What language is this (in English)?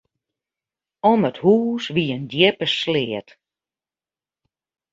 Western Frisian